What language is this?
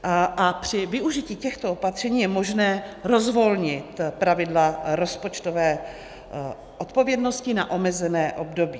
Czech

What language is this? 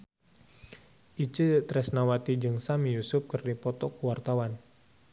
Sundanese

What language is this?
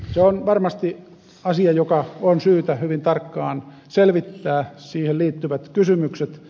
Finnish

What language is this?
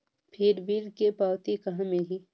Chhattisgarhi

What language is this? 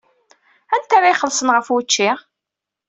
Kabyle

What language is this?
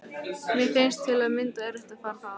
Icelandic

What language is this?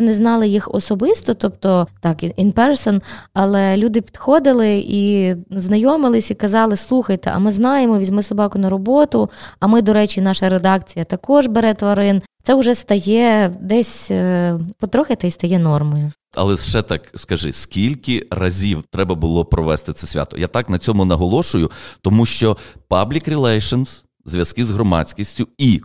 Ukrainian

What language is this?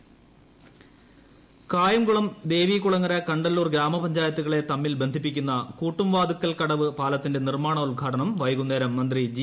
Malayalam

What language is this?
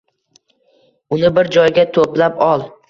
Uzbek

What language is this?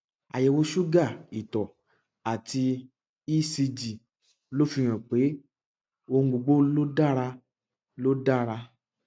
Yoruba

